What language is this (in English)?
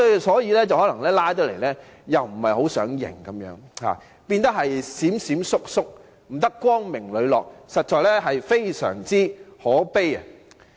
Cantonese